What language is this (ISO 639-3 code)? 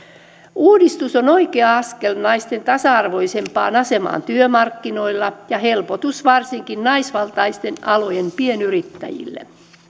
fin